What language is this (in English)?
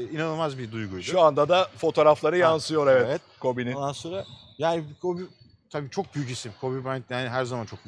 Turkish